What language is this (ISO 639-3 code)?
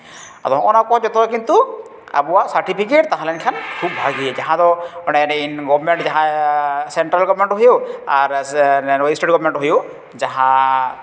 sat